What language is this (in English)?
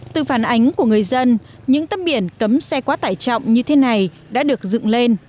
Vietnamese